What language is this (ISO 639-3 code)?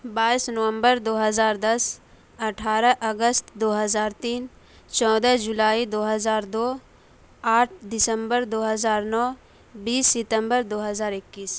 urd